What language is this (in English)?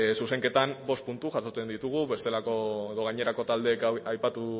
Basque